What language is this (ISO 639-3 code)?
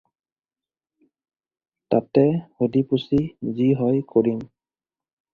asm